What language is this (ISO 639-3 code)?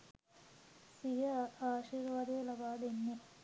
sin